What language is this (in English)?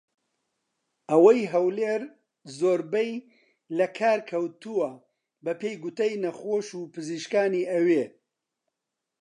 Central Kurdish